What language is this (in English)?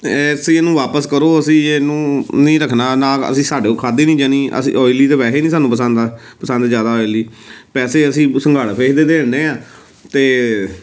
Punjabi